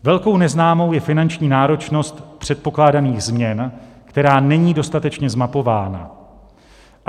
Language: Czech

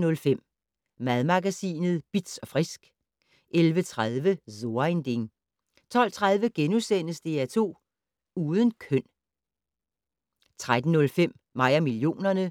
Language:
Danish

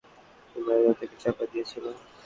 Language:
Bangla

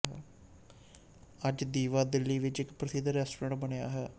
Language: Punjabi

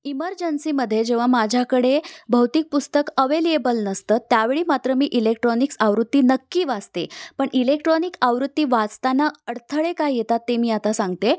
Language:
Marathi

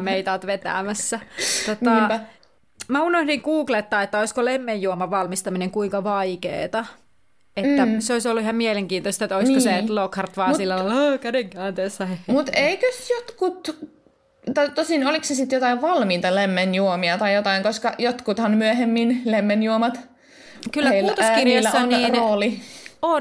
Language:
Finnish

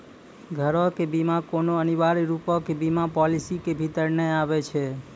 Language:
Maithili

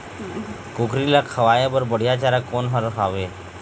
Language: Chhattisgarhi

